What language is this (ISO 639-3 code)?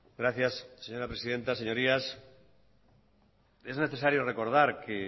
spa